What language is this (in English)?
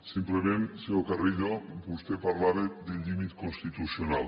Catalan